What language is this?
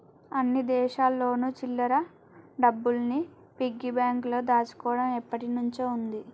Telugu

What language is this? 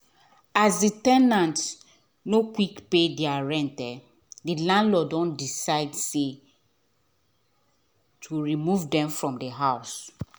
Nigerian Pidgin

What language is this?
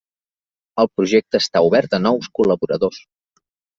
Catalan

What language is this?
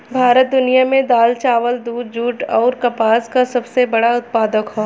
Bhojpuri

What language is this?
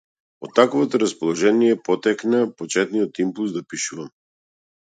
Macedonian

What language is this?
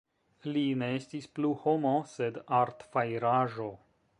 Esperanto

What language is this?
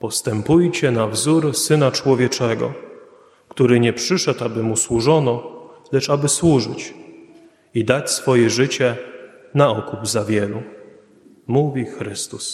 Polish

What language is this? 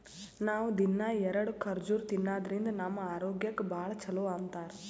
Kannada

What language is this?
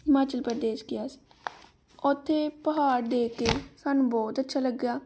Punjabi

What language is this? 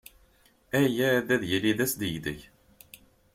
Kabyle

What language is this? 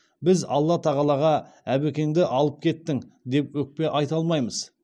Kazakh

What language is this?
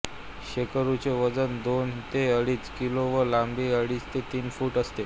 Marathi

